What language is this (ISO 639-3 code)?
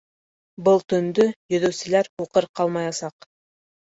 bak